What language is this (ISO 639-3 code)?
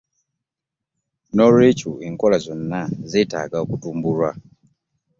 lug